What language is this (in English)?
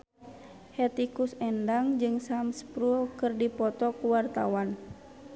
Sundanese